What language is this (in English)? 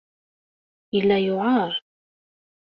Kabyle